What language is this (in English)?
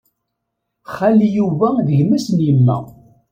Kabyle